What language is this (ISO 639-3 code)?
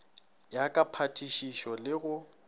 nso